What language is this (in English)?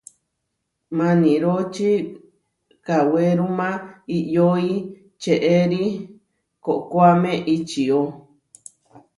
Huarijio